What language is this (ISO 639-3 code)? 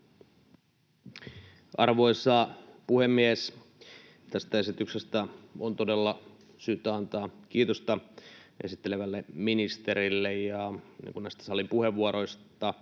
fin